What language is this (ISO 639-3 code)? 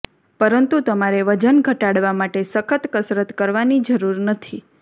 guj